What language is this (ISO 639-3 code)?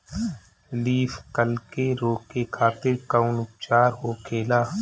bho